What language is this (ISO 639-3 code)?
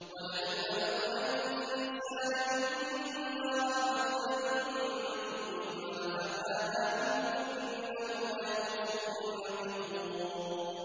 ara